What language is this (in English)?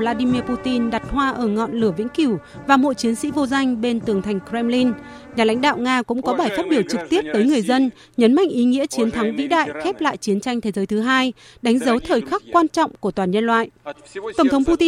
Vietnamese